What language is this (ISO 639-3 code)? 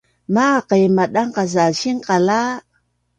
bnn